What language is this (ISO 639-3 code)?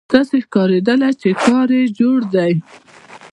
pus